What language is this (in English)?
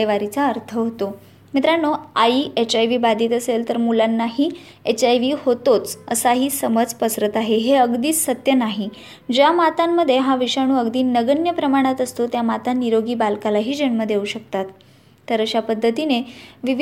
Marathi